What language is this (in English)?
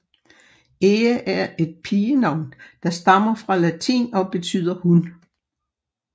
Danish